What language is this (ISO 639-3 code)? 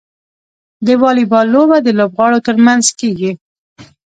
pus